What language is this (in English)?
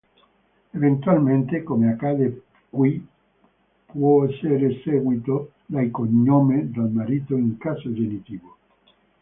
Italian